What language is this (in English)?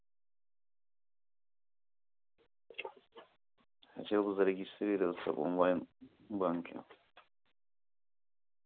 Russian